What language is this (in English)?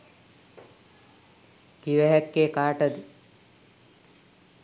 Sinhala